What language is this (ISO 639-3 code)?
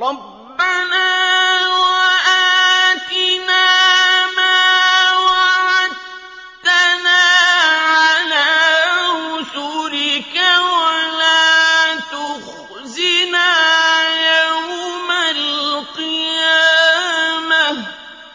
ara